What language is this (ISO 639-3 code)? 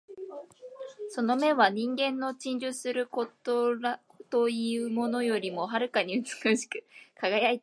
jpn